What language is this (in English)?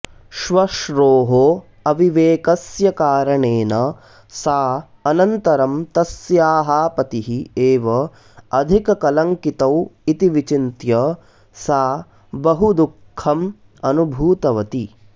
Sanskrit